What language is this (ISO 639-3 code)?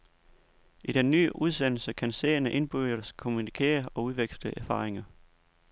dan